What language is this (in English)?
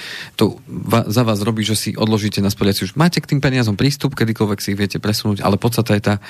Slovak